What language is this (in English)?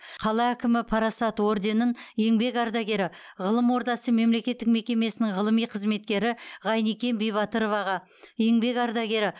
Kazakh